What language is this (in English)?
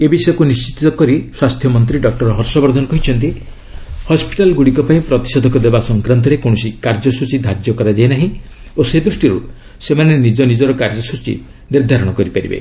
Odia